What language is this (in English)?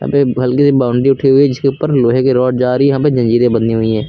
Hindi